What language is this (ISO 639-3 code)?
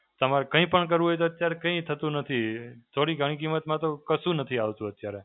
guj